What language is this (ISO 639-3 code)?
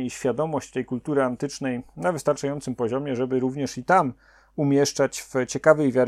pol